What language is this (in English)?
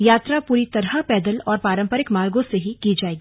Hindi